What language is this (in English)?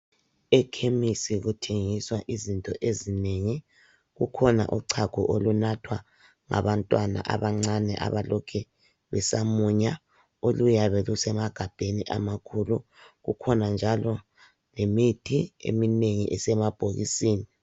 North Ndebele